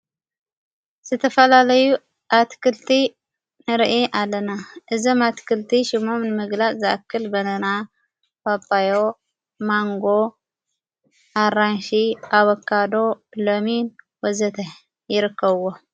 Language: Tigrinya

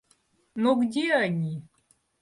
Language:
Russian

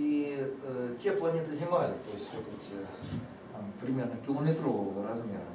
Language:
Russian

